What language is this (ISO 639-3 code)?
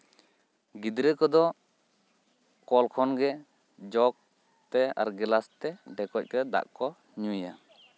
sat